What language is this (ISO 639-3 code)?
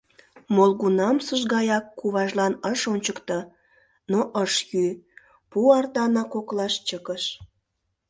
chm